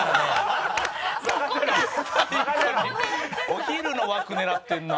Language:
Japanese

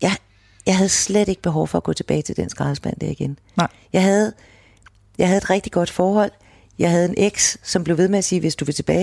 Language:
Danish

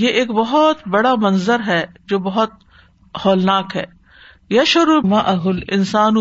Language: Urdu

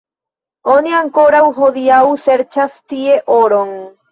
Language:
Esperanto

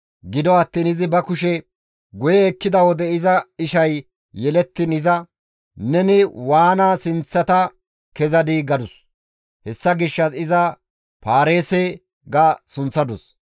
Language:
Gamo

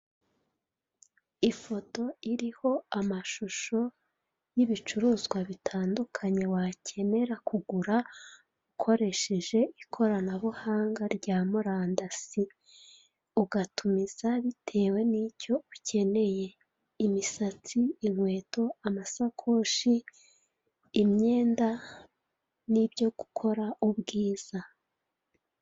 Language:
Kinyarwanda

